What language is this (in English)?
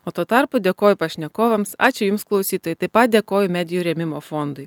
Lithuanian